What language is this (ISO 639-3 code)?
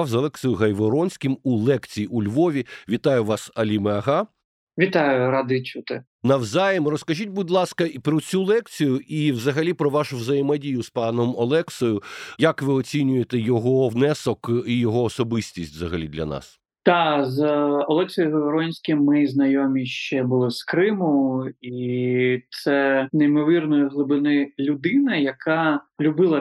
ukr